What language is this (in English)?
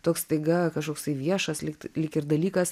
Lithuanian